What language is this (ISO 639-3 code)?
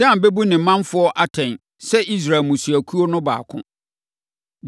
aka